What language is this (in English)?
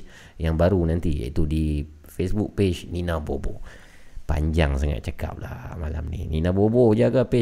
Malay